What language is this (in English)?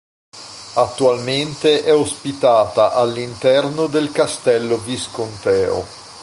Italian